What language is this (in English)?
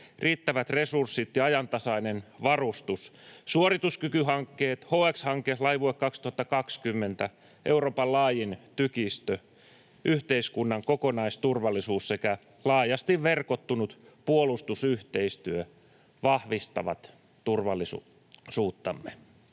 Finnish